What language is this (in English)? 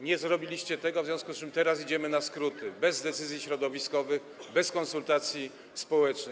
Polish